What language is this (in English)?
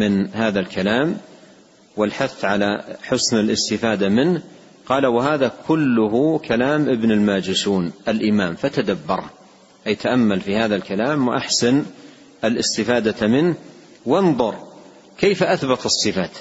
Arabic